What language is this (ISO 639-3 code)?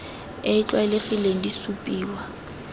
tsn